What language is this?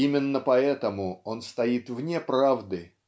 Russian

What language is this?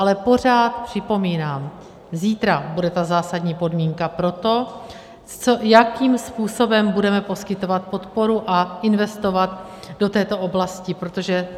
Czech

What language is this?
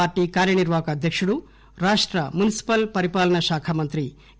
Telugu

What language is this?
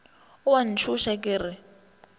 Northern Sotho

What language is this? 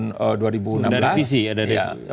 Indonesian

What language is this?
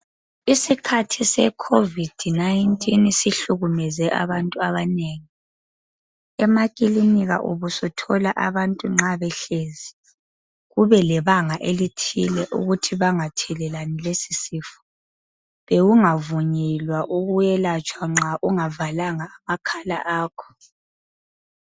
North Ndebele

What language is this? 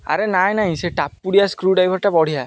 Odia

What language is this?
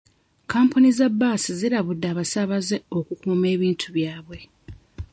Ganda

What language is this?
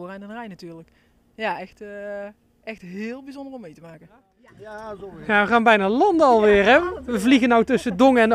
Dutch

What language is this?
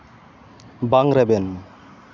Santali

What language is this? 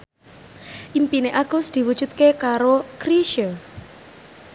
Javanese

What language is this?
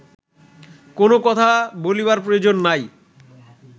Bangla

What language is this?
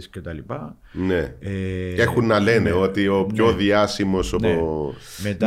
Greek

